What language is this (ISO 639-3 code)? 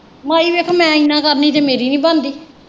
pan